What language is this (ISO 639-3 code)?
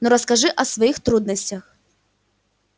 rus